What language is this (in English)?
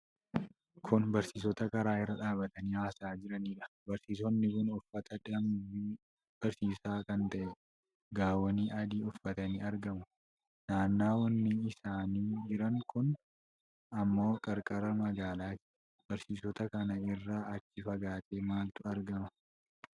Oromo